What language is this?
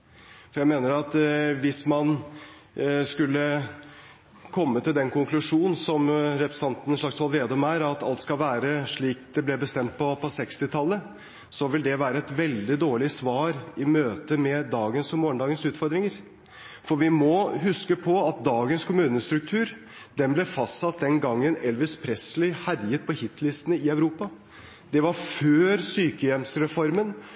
Norwegian Bokmål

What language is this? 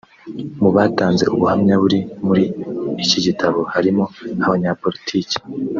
Kinyarwanda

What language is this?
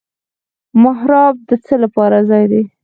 Pashto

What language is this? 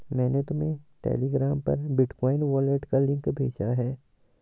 Hindi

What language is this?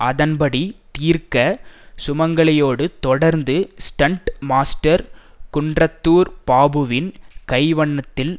Tamil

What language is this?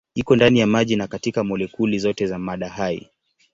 Swahili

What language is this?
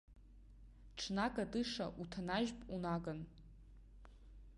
Abkhazian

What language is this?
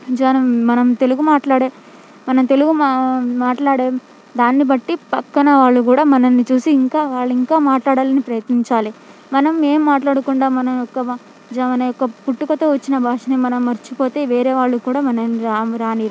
Telugu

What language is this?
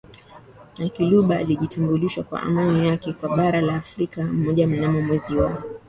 Swahili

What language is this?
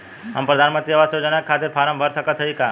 Bhojpuri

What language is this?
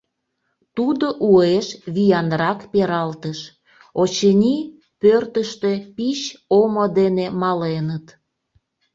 Mari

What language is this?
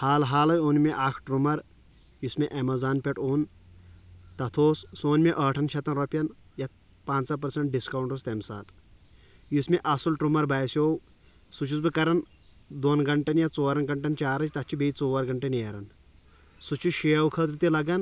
Kashmiri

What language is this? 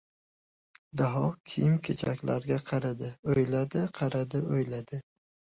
Uzbek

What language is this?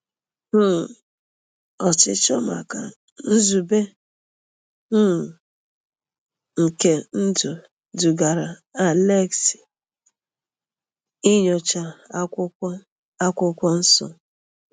Igbo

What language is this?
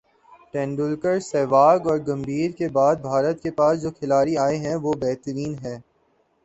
Urdu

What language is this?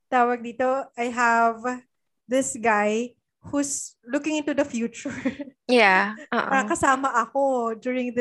Filipino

